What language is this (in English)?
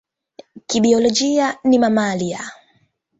Swahili